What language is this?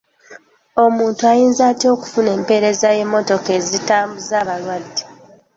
Ganda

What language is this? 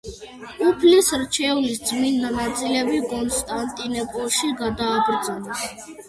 Georgian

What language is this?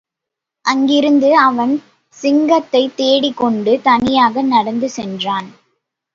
Tamil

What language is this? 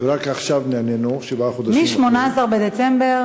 Hebrew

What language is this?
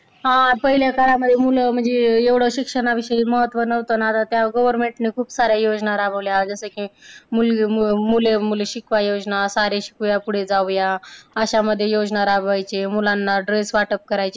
Marathi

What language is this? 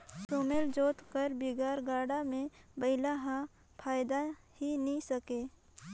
Chhattisgarhi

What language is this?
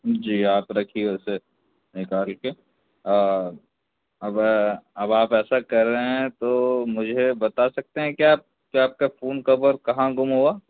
Urdu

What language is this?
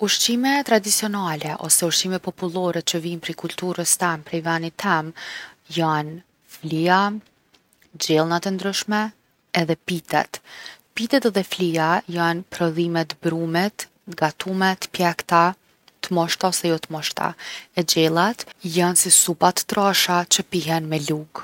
Gheg Albanian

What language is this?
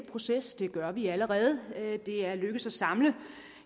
Danish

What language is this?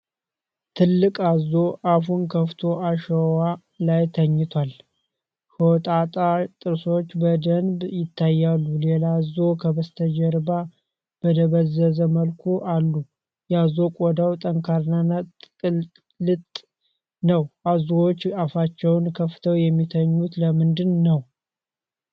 Amharic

